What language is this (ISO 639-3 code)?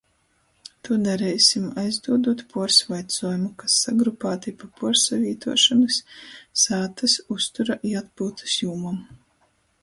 ltg